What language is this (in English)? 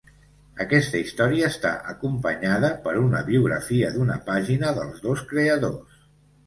Catalan